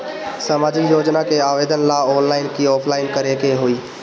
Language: Bhojpuri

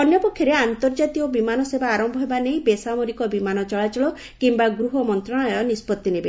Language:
Odia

